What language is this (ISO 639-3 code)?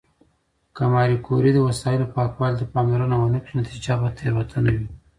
pus